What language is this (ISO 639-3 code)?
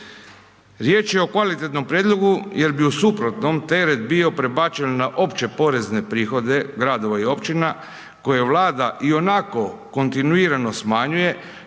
hrv